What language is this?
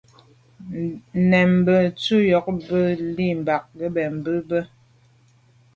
Medumba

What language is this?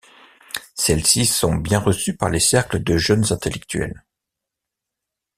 French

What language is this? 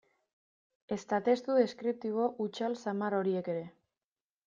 Basque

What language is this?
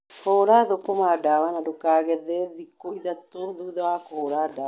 Kikuyu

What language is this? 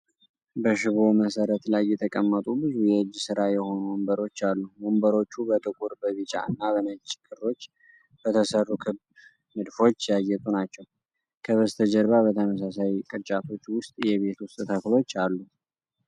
Amharic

